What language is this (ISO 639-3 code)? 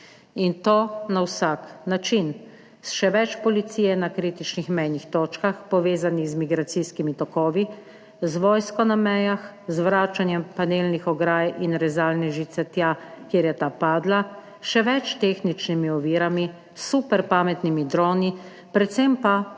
slv